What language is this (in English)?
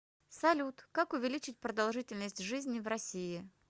Russian